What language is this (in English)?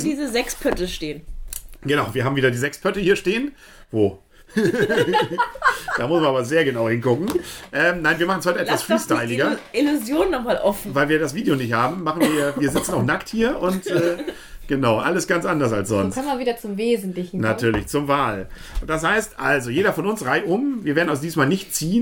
German